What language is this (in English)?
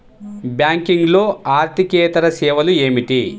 Telugu